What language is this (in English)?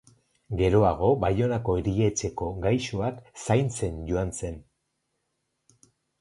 Basque